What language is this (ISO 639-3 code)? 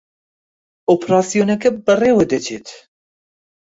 ckb